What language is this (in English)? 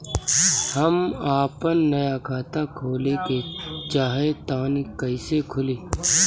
Bhojpuri